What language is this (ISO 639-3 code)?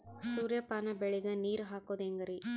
kan